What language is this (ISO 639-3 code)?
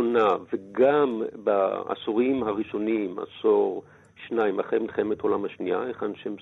heb